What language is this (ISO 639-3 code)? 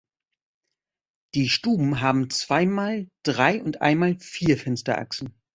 deu